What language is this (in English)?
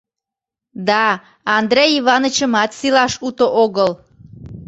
Mari